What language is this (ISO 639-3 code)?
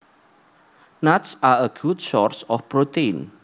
jav